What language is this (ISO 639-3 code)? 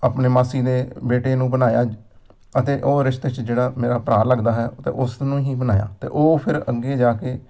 pan